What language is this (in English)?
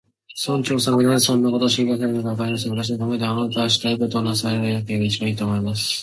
Japanese